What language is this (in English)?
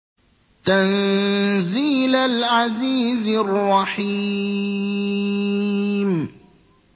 Arabic